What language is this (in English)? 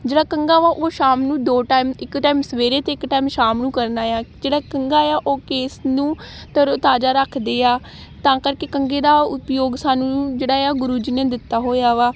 Punjabi